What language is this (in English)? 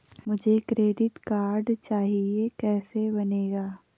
Hindi